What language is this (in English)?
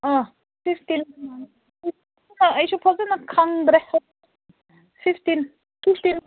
Manipuri